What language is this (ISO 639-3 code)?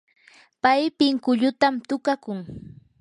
qur